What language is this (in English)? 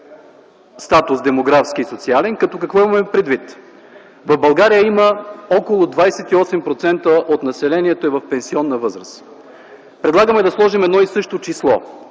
Bulgarian